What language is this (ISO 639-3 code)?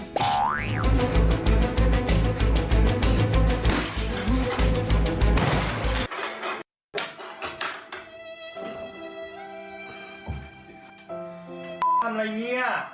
tha